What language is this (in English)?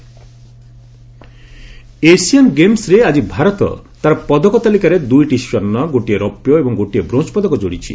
Odia